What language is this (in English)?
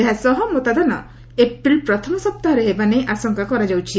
Odia